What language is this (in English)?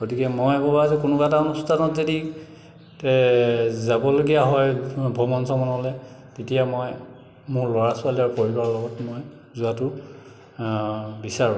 Assamese